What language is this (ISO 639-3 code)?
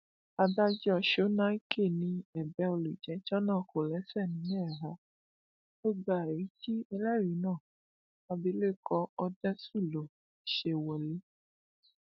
yor